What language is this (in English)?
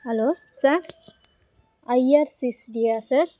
Tamil